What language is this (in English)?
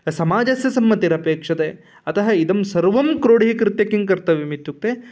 Sanskrit